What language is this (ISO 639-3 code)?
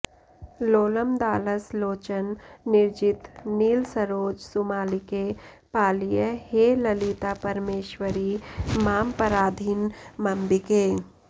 san